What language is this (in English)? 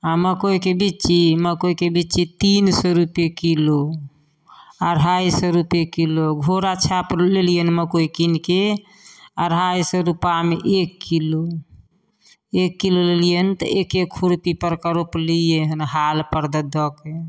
Maithili